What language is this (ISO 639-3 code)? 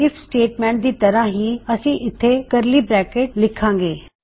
pan